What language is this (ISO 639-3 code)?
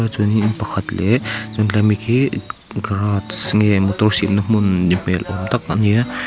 lus